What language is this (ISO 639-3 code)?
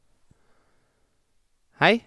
nor